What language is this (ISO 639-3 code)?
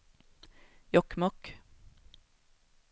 swe